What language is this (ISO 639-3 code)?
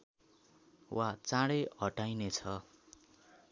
nep